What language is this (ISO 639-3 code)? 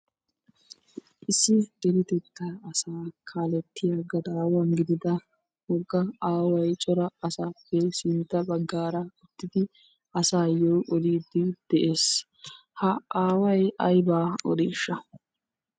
wal